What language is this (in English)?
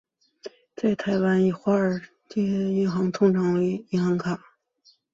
Chinese